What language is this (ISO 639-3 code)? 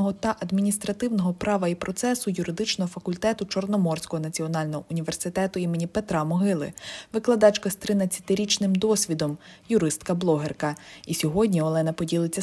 ukr